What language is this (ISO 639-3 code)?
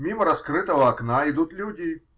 rus